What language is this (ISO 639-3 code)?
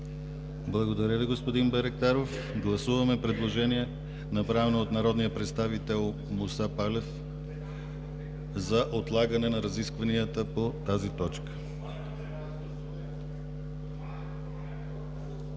bul